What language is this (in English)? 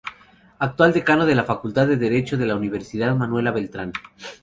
Spanish